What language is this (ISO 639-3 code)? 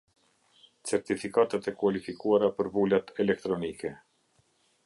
sqi